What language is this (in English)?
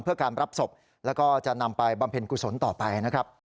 Thai